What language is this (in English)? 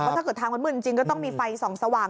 Thai